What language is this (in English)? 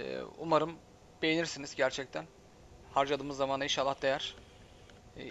Turkish